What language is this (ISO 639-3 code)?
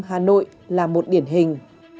vie